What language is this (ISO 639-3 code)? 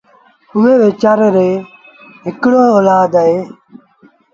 sbn